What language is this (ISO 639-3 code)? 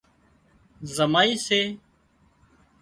kxp